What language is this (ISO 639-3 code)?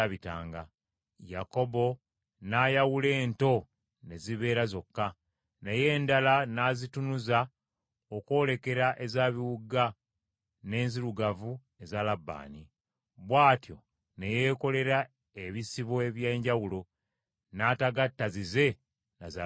lug